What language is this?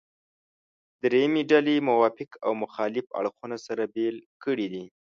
Pashto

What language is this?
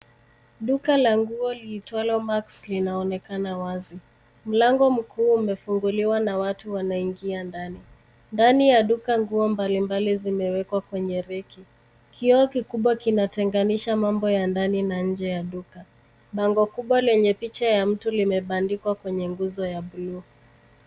Swahili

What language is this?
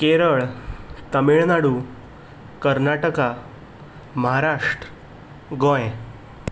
Konkani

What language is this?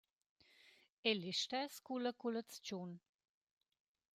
Romansh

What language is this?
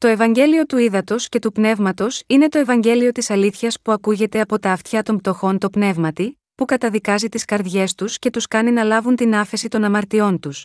Greek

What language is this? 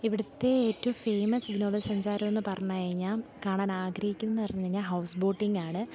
Malayalam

